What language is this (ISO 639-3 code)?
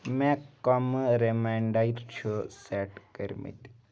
kas